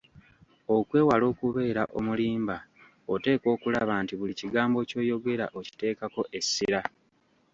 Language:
Ganda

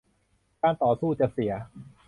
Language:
Thai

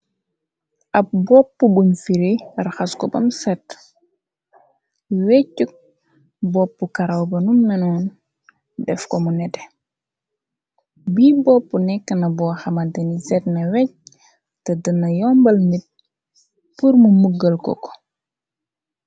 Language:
Wolof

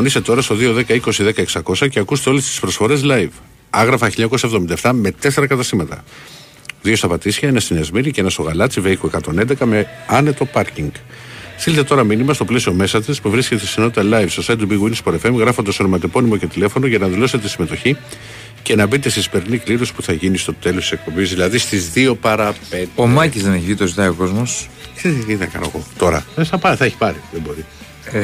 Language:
Greek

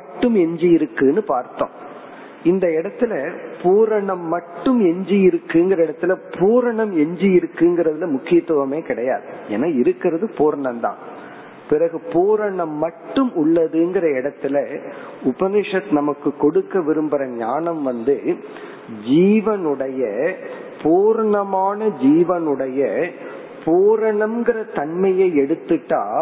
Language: Tamil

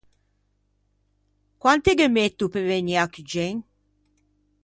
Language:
Ligurian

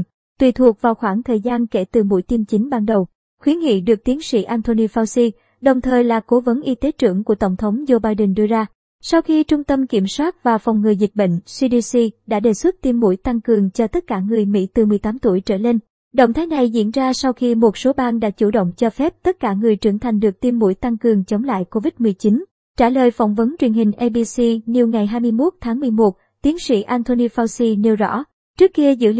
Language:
Vietnamese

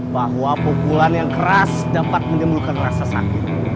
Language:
Indonesian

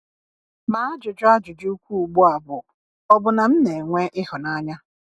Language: Igbo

